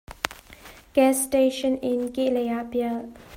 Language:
Hakha Chin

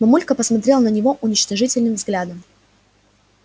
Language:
Russian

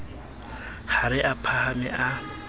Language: Southern Sotho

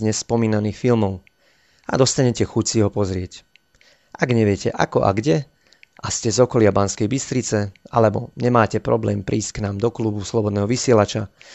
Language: Slovak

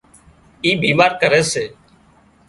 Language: Wadiyara Koli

